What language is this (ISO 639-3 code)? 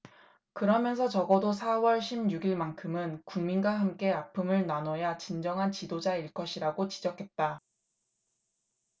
kor